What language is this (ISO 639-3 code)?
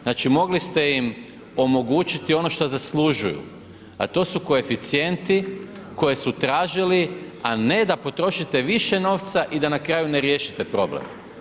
hrv